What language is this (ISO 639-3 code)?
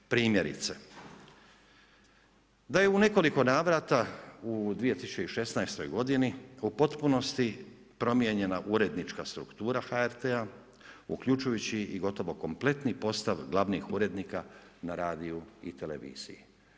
hrv